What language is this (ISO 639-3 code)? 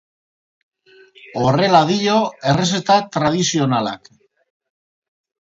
eus